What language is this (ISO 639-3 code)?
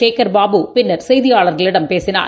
tam